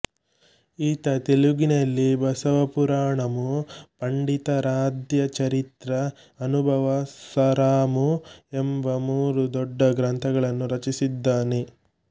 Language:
Kannada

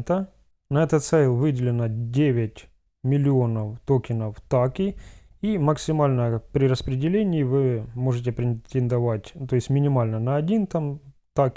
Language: Russian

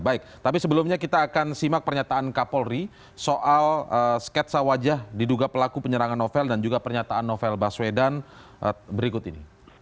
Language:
Indonesian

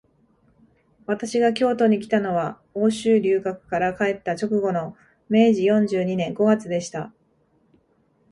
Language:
Japanese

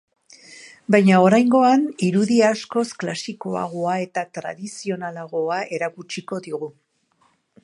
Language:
Basque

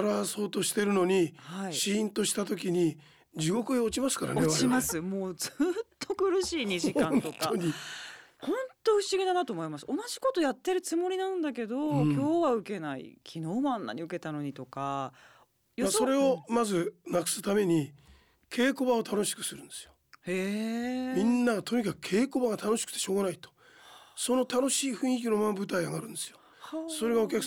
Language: Japanese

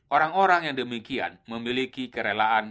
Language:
Indonesian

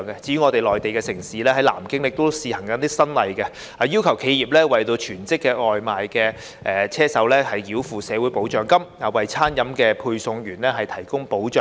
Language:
Cantonese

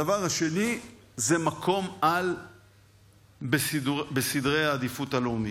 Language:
Hebrew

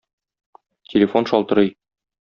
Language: Tatar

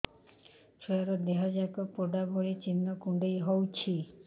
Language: Odia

